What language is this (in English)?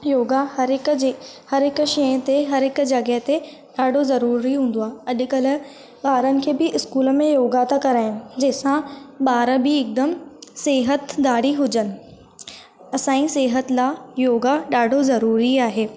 Sindhi